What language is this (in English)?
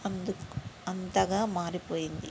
Telugu